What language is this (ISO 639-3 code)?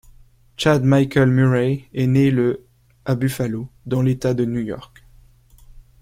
fra